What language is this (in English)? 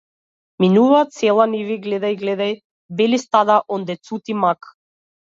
Macedonian